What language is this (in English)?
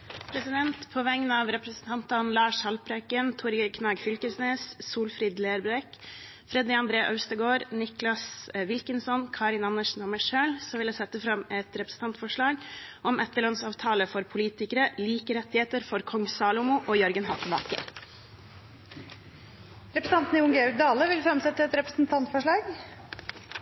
Norwegian Bokmål